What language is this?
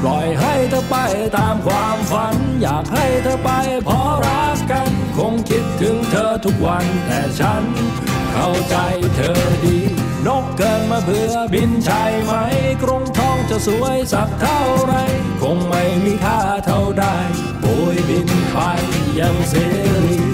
Thai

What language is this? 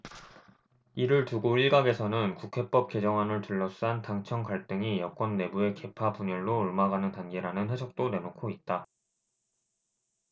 Korean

